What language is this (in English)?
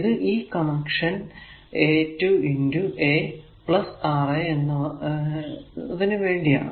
Malayalam